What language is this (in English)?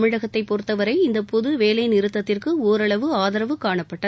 Tamil